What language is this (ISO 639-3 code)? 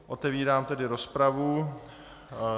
ces